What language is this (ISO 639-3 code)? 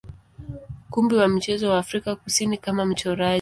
swa